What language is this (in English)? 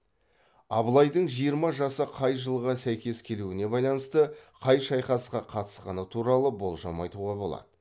Kazakh